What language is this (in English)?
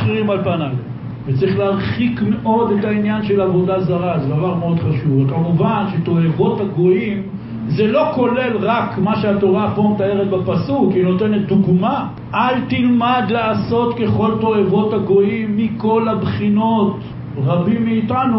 Hebrew